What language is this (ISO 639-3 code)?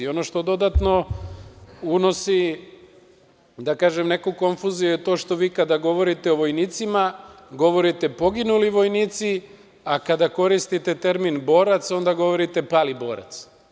srp